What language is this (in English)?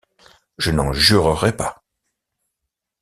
French